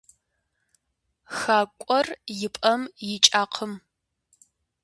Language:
Kabardian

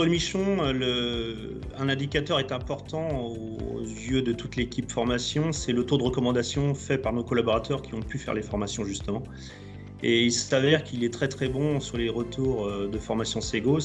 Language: French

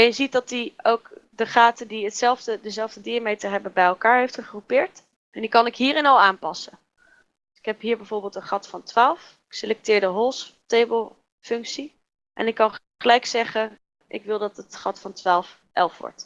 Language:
Dutch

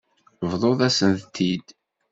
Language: Kabyle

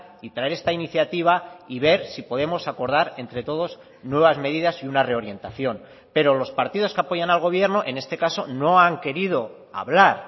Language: Spanish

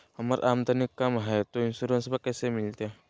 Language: Magahi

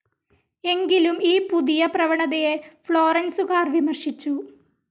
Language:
Malayalam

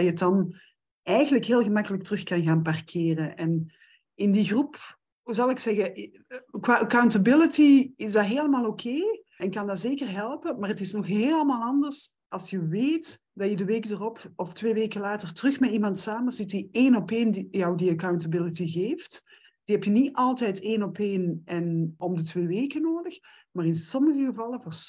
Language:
Dutch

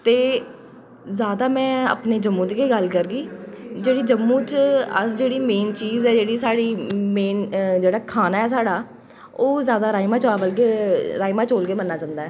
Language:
Dogri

